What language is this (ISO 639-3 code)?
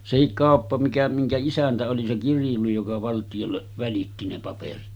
fin